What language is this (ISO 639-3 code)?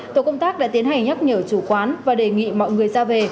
vie